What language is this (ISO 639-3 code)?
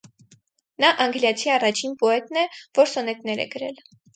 hye